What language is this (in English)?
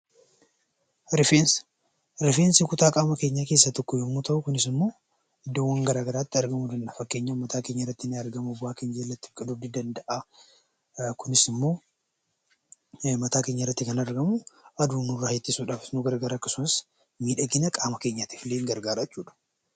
Oromo